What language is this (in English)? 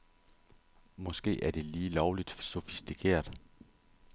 Danish